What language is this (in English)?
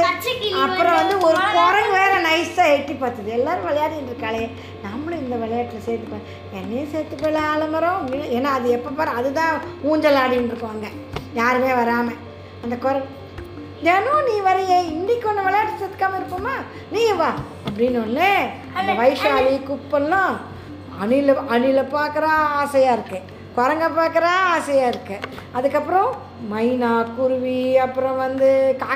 Tamil